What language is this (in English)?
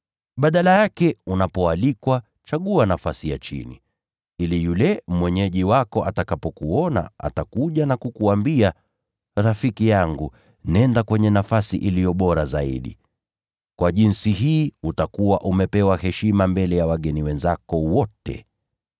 Swahili